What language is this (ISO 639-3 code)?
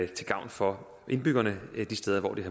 dan